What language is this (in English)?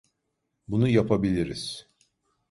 Turkish